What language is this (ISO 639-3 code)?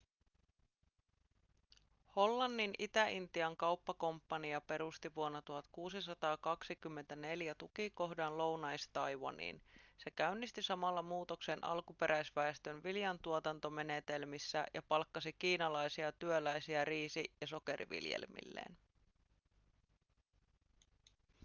fin